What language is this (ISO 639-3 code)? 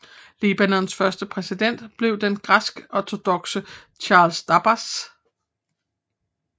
dan